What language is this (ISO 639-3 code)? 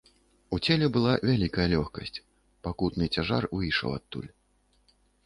bel